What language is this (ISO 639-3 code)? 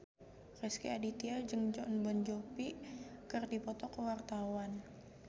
sun